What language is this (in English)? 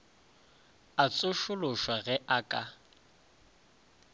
Northern Sotho